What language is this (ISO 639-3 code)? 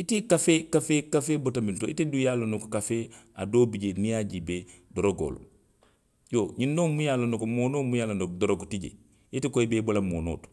mlq